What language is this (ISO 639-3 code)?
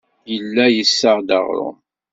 kab